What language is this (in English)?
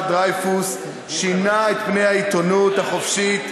Hebrew